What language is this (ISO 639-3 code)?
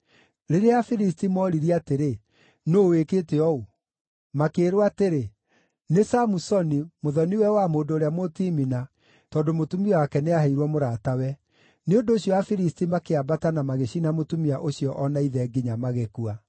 kik